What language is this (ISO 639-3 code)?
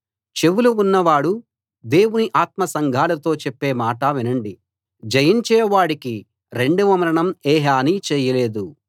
tel